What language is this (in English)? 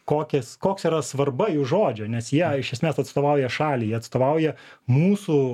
Lithuanian